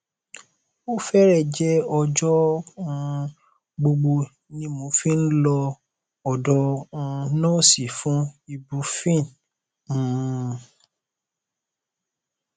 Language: Yoruba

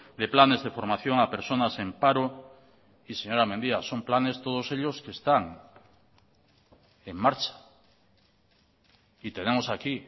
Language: Spanish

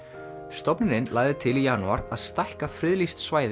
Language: Icelandic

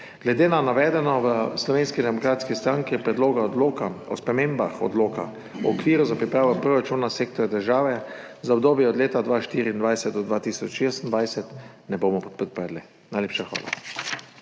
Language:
Slovenian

